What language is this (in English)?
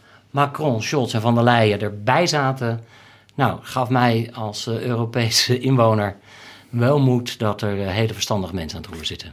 Dutch